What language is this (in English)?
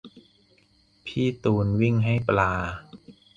Thai